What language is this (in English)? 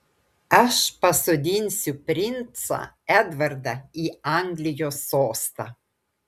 Lithuanian